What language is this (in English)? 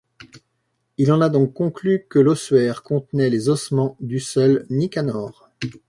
French